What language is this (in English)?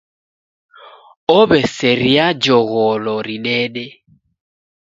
Taita